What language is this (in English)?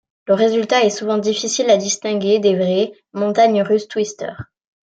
French